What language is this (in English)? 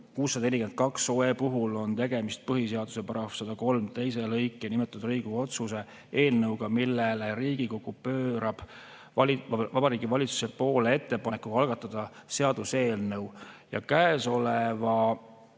Estonian